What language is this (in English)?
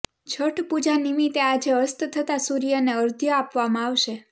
Gujarati